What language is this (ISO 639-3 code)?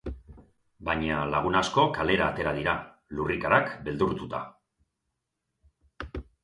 eus